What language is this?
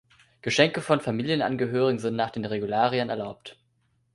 German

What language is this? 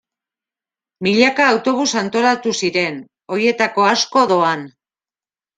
Basque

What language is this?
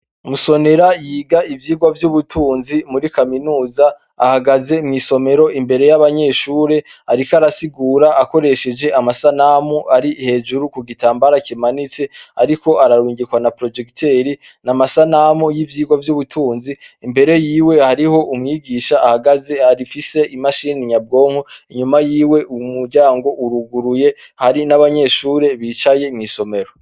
Rundi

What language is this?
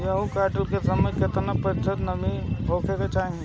Bhojpuri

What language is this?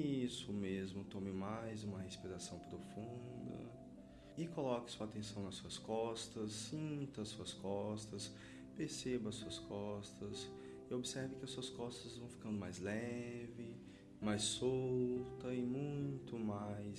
Portuguese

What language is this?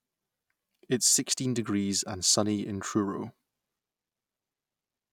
English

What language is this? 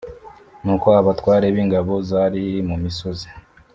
Kinyarwanda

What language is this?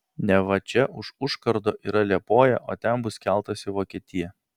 Lithuanian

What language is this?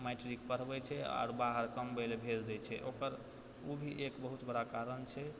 Maithili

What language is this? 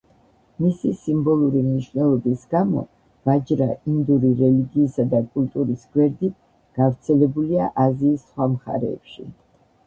Georgian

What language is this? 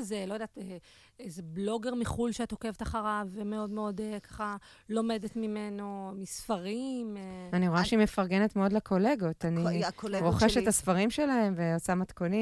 Hebrew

